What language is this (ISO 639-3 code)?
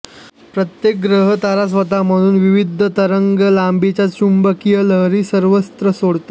mar